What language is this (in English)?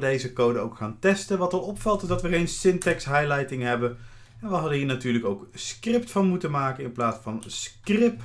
Dutch